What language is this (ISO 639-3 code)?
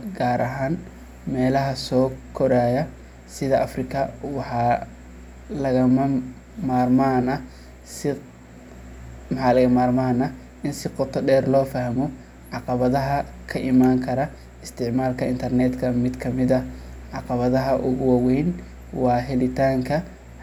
som